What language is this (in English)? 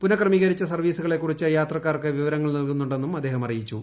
Malayalam